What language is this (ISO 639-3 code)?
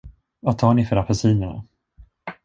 swe